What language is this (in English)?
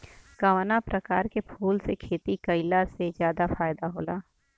Bhojpuri